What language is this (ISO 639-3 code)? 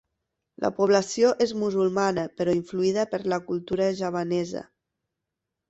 cat